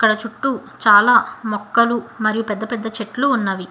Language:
Telugu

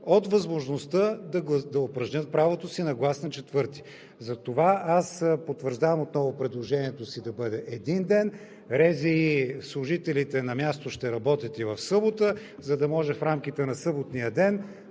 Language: Bulgarian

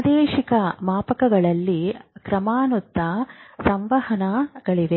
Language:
Kannada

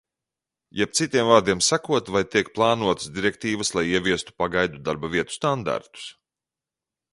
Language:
Latvian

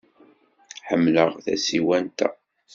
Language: Kabyle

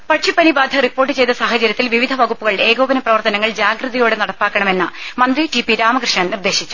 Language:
Malayalam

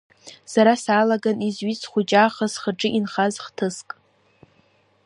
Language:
Abkhazian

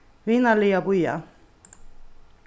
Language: Faroese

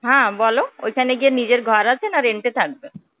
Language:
Bangla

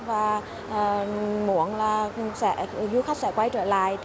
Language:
Vietnamese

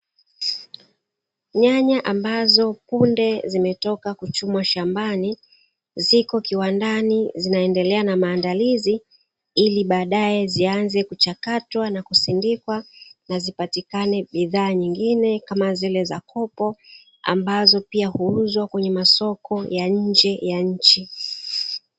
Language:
Swahili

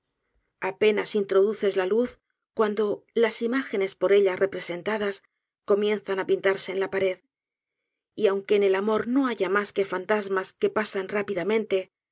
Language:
Spanish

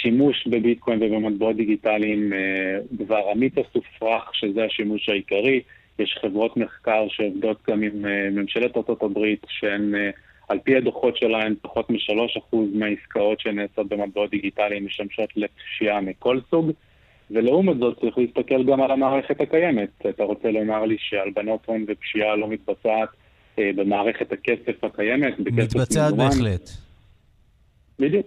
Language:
Hebrew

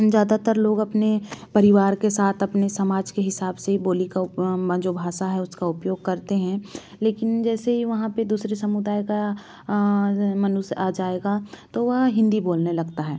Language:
Hindi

